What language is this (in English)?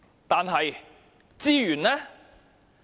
Cantonese